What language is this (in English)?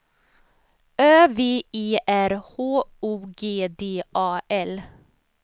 Swedish